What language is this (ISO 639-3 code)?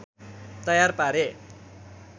nep